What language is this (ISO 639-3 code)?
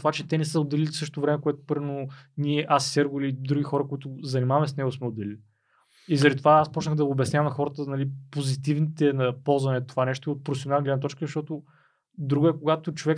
bul